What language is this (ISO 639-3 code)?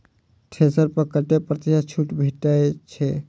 mai